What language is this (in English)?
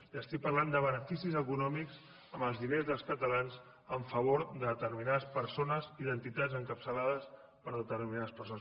Catalan